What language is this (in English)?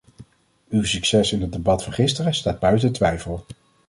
Dutch